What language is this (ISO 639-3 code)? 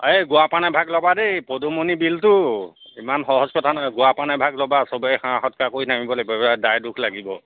asm